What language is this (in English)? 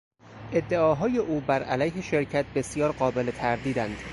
Persian